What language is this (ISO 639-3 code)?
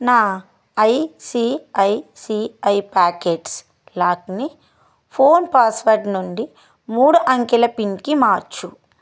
tel